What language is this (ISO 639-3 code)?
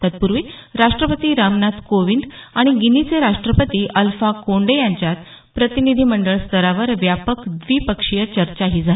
mar